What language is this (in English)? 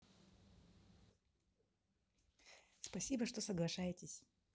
Russian